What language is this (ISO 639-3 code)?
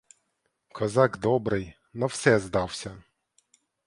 ukr